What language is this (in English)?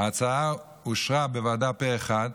Hebrew